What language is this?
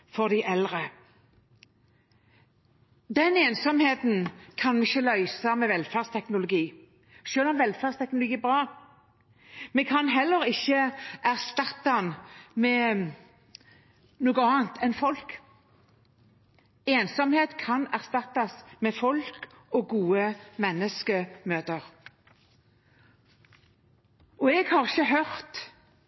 Norwegian Bokmål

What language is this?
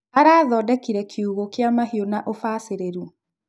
Kikuyu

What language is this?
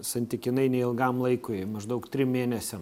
Lithuanian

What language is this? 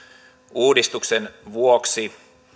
Finnish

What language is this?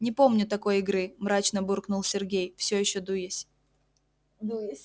Russian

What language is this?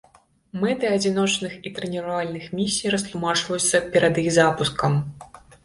Belarusian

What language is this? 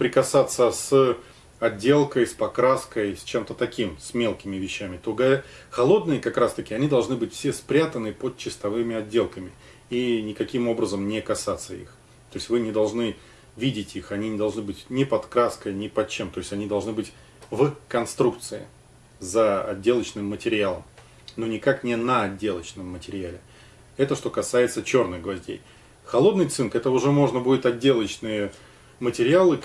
Russian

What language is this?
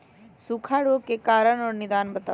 Magahi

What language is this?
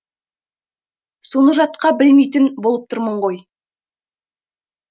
Kazakh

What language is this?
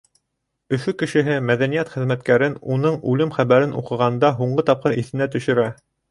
Bashkir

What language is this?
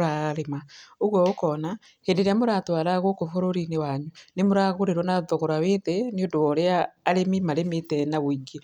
Kikuyu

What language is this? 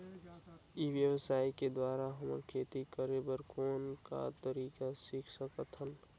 Chhattisgarhi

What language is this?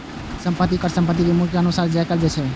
Maithili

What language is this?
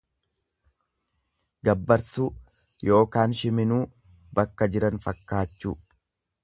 Oromo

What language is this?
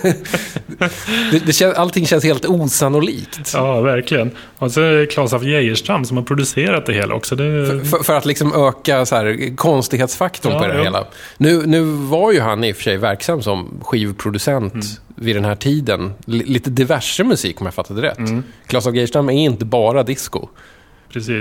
Swedish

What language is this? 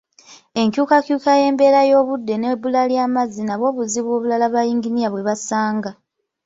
Ganda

